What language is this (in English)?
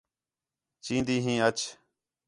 Khetrani